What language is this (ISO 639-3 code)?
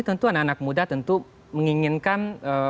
ind